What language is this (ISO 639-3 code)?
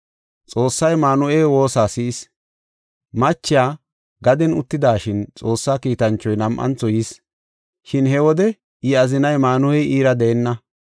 gof